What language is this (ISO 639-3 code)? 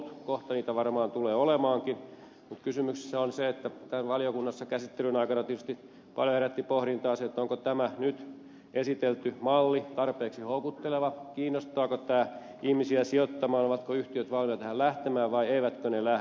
fin